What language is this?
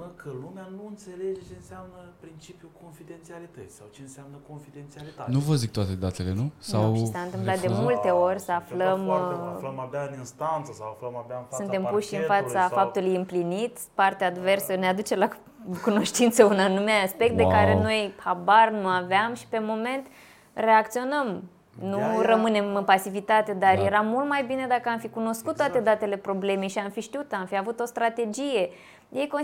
Romanian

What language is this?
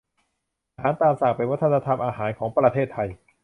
Thai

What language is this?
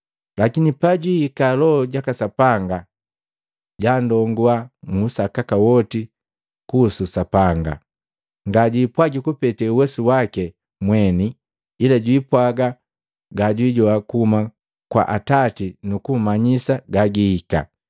Matengo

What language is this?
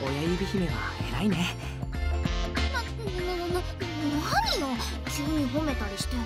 Japanese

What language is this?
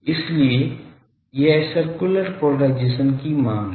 Hindi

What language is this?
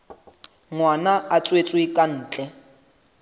Southern Sotho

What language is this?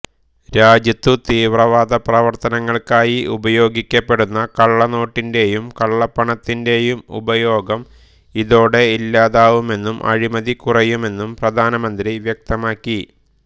Malayalam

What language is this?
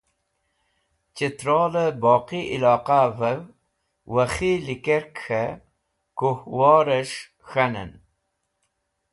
Wakhi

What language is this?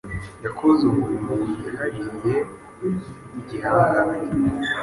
Kinyarwanda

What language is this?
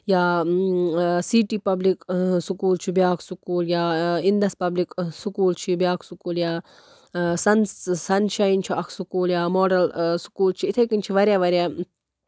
Kashmiri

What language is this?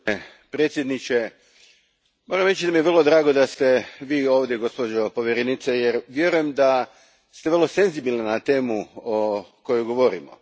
Croatian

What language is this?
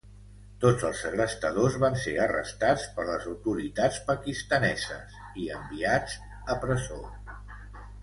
Catalan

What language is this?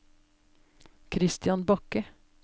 Norwegian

